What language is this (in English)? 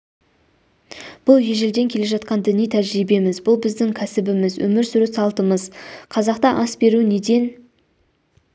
Kazakh